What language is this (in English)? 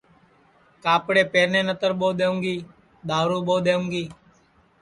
Sansi